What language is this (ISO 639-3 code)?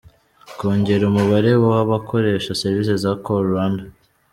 kin